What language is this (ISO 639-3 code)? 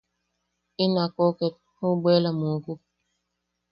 yaq